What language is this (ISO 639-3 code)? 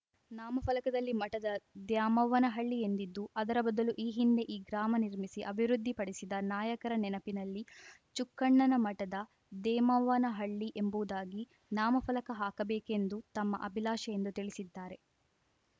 kan